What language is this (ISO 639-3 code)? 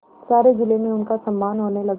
hin